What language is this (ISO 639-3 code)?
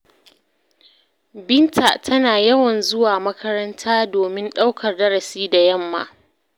hau